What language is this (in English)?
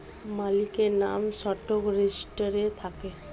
Bangla